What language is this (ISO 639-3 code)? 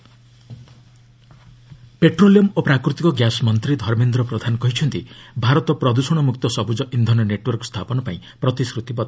ori